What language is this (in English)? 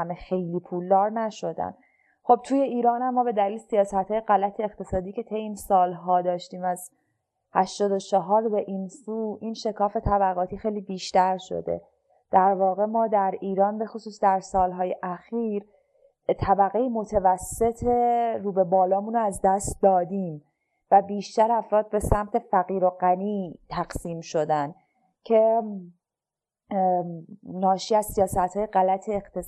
Persian